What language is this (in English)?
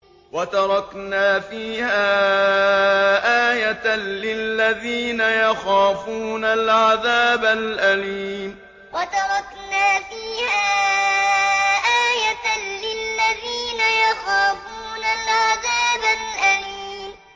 Arabic